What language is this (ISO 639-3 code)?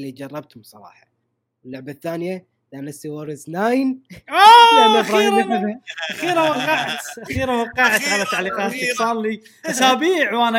ara